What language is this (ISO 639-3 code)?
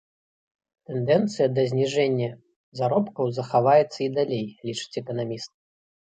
bel